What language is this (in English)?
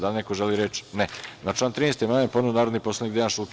Serbian